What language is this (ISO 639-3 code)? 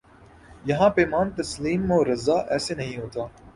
urd